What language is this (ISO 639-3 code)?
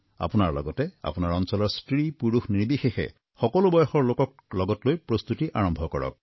asm